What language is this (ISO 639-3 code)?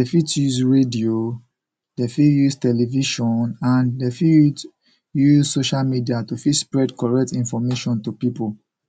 pcm